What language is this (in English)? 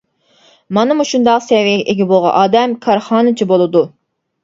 Uyghur